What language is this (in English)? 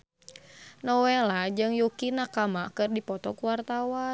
Sundanese